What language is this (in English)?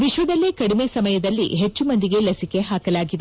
Kannada